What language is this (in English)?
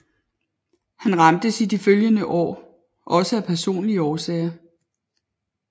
Danish